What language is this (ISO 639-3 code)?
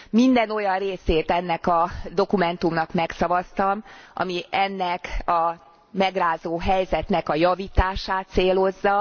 hun